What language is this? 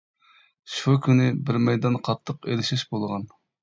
Uyghur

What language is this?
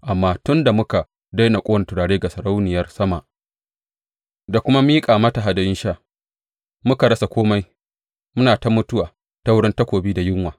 Hausa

